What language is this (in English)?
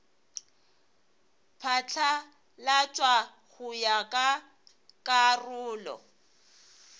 Northern Sotho